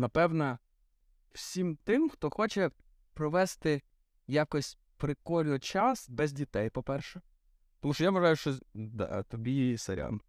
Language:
Ukrainian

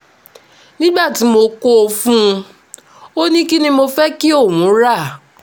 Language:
Yoruba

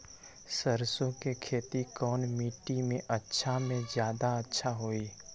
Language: Magahi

